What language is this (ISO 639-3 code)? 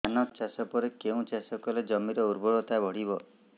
ori